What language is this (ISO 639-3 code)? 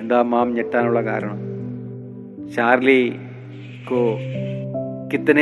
mal